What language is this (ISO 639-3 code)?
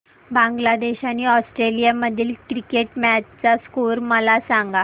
mar